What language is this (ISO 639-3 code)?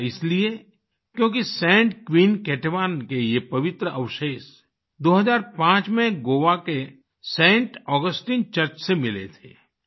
hin